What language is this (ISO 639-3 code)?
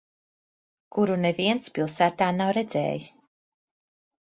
lav